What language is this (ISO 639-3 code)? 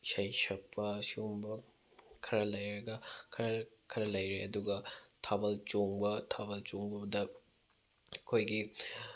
mni